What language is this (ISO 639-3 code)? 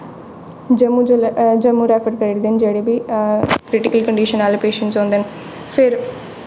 doi